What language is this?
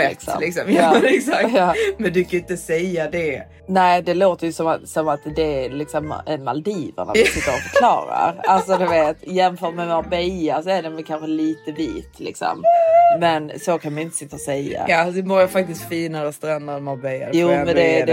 Swedish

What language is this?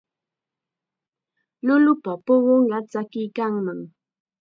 Chiquián Ancash Quechua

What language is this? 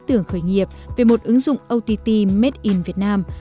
Vietnamese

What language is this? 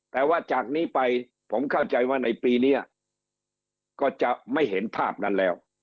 Thai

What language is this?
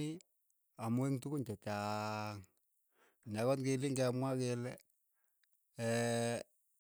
Keiyo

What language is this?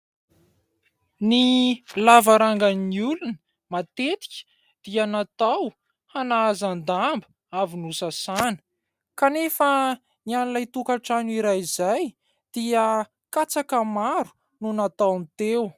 Malagasy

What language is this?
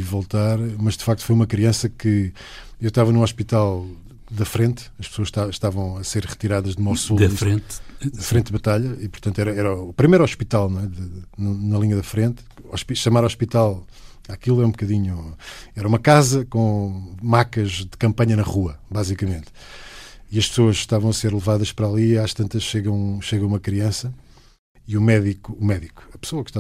Portuguese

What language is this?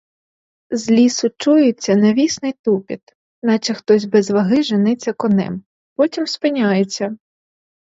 Ukrainian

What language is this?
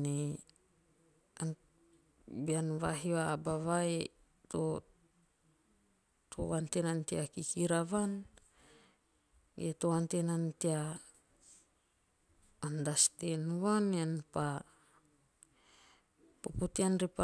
Teop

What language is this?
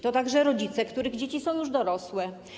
Polish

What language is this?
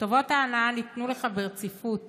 Hebrew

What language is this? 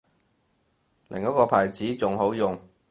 Cantonese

